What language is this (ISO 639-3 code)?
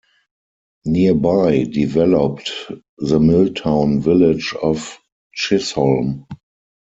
eng